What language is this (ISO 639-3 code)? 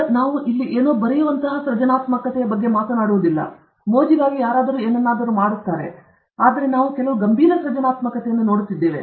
kan